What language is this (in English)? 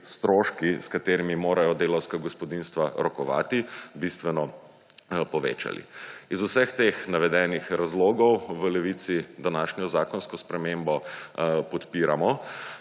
Slovenian